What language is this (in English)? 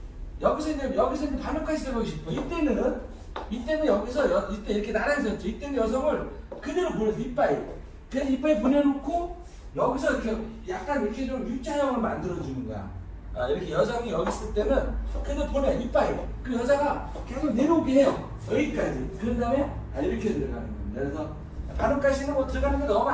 Korean